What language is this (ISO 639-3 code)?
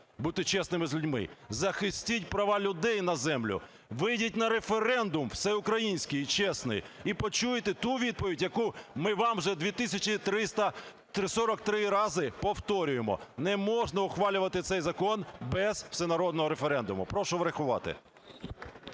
ukr